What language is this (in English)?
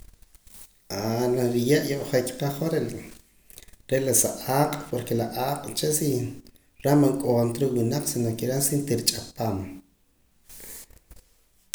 Poqomam